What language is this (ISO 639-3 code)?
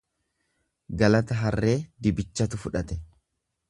orm